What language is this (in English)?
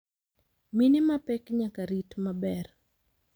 Luo (Kenya and Tanzania)